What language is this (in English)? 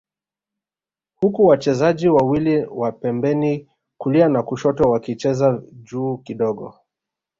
Swahili